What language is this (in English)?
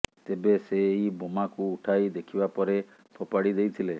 Odia